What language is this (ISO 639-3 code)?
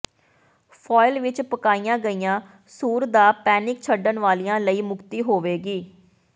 pan